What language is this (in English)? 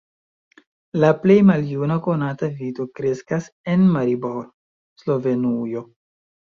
Esperanto